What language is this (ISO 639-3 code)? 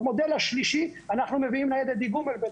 heb